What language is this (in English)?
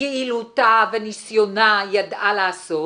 Hebrew